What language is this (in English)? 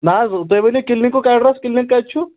Kashmiri